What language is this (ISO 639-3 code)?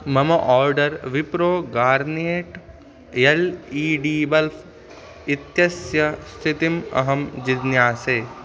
san